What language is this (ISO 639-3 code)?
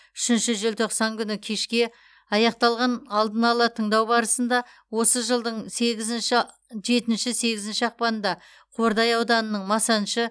kaz